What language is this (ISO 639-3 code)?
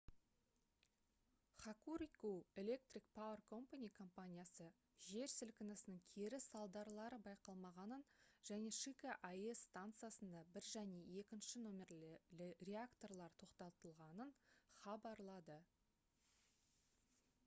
kaz